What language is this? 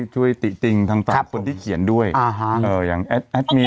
Thai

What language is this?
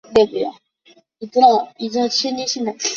Chinese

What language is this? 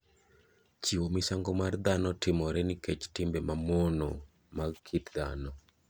Luo (Kenya and Tanzania)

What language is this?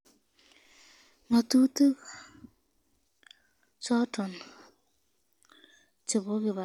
Kalenjin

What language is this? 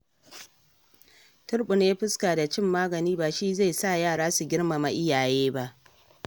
Hausa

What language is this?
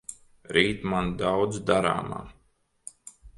Latvian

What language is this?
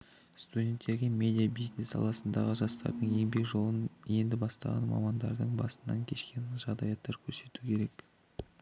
Kazakh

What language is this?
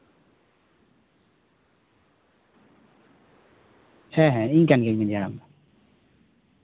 Santali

